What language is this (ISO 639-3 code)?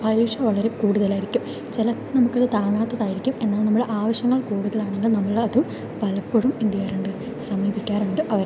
mal